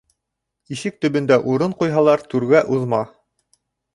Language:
Bashkir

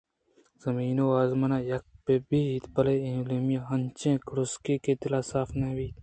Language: Eastern Balochi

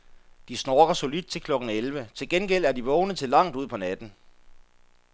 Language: Danish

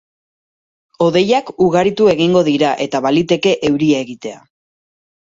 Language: Basque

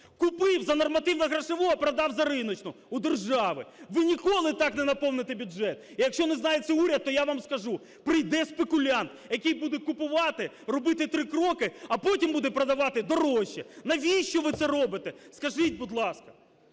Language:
Ukrainian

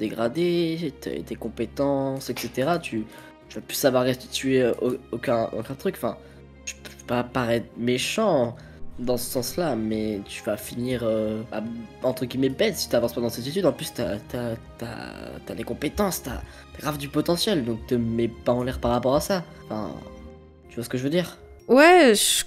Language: French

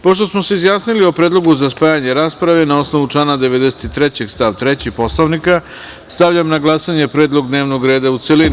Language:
Serbian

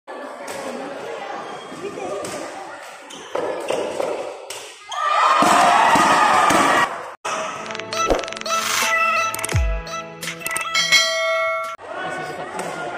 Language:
Indonesian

